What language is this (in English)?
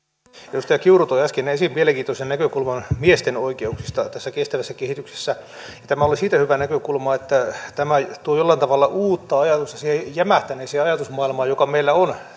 Finnish